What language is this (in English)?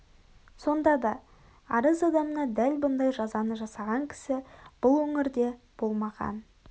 Kazakh